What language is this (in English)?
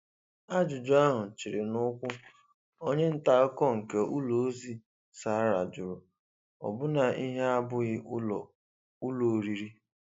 Igbo